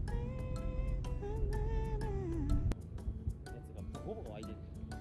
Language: Japanese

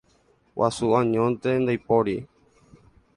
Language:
Guarani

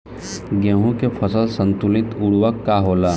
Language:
Bhojpuri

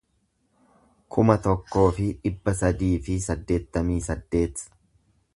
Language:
Oromo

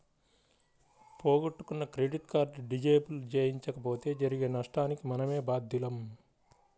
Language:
Telugu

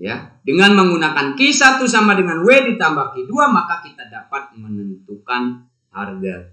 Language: Indonesian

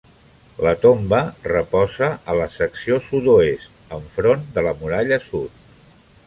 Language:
Catalan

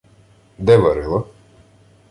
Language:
Ukrainian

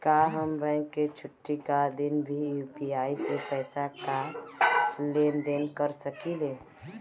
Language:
Bhojpuri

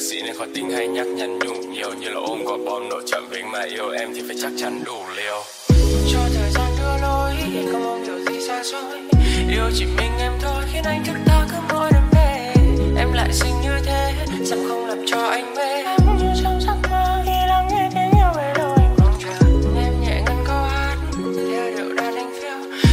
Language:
Vietnamese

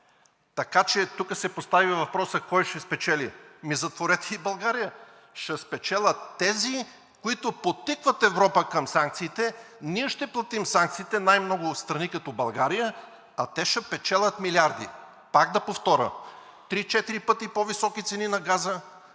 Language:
Bulgarian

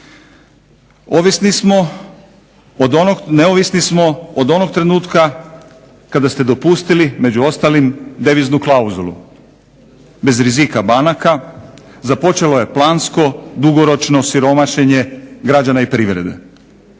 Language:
Croatian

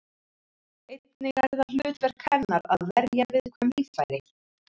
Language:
Icelandic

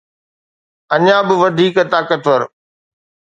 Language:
Sindhi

